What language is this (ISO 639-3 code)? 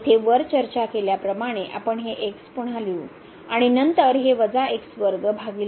mar